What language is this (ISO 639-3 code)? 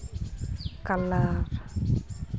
sat